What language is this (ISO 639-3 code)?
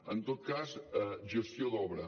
cat